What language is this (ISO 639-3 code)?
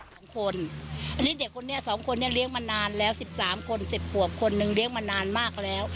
tha